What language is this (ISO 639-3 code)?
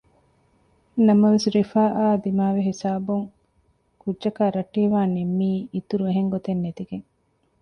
div